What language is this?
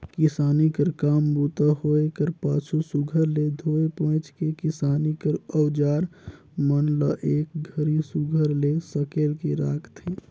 Chhattisgarhi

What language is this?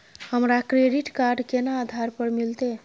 Maithili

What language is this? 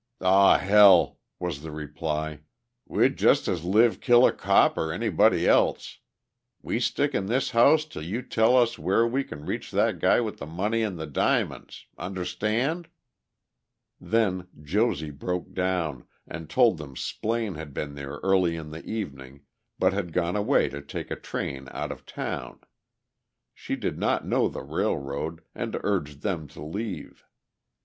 English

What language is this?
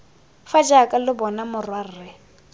Tswana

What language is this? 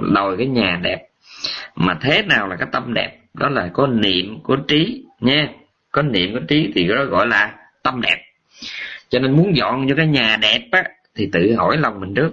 Vietnamese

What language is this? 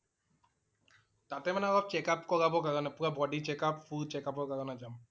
Assamese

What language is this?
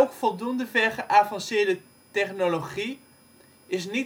Dutch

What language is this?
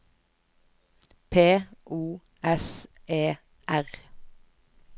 Norwegian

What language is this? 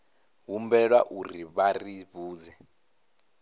Venda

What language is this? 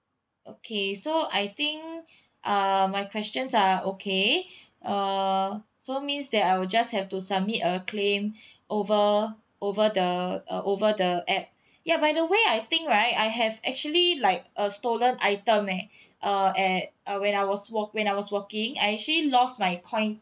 English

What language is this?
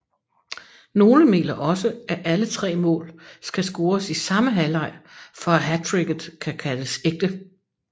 Danish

